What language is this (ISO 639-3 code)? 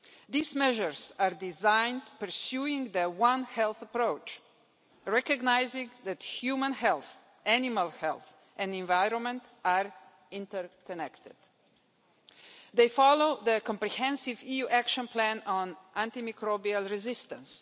eng